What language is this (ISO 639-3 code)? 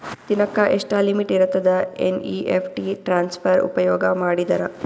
kan